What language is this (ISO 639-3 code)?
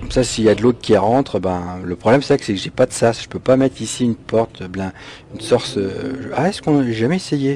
fra